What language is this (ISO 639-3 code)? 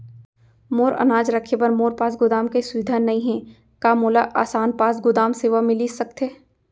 hne